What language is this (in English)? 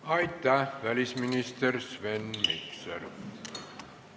Estonian